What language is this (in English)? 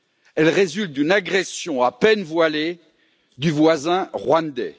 French